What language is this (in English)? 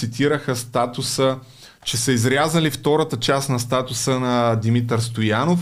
Bulgarian